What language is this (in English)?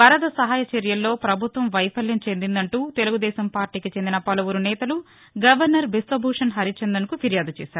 Telugu